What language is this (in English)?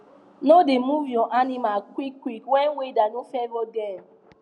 Nigerian Pidgin